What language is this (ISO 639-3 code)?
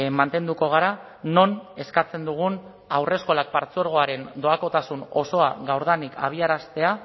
eus